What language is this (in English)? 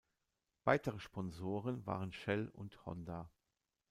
German